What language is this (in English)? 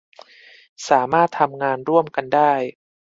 Thai